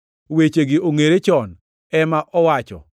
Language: Luo (Kenya and Tanzania)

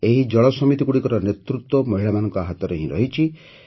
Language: Odia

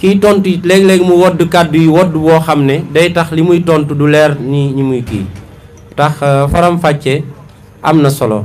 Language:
Indonesian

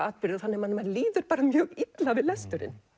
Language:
Icelandic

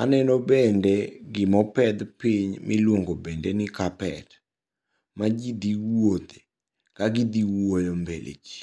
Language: Luo (Kenya and Tanzania)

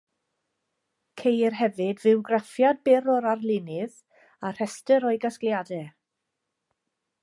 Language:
Welsh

